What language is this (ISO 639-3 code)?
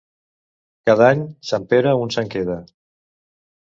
cat